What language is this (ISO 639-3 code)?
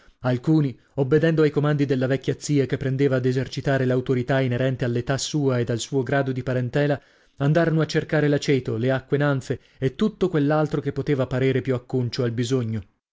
ita